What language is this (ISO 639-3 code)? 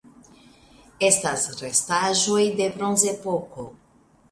epo